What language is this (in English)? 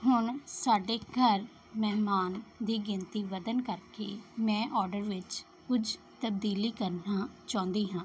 Punjabi